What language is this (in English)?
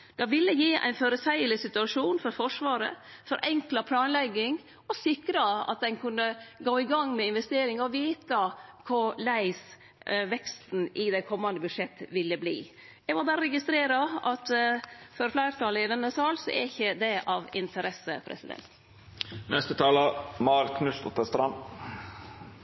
Norwegian Nynorsk